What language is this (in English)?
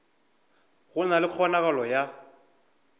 Northern Sotho